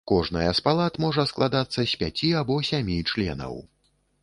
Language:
Belarusian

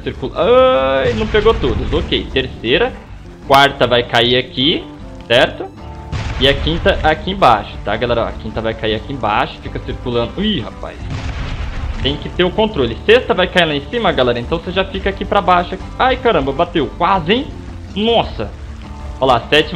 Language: Portuguese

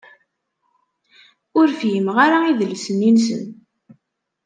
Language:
Kabyle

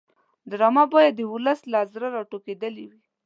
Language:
Pashto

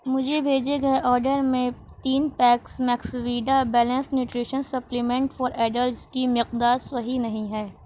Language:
Urdu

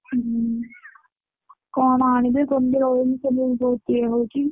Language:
Odia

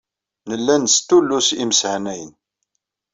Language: Kabyle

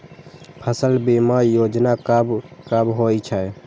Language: Maithili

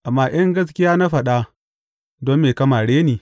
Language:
Hausa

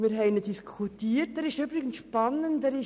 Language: Swiss German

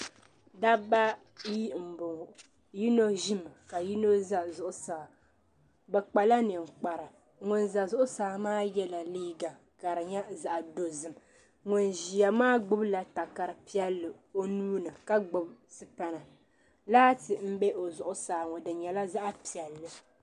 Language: Dagbani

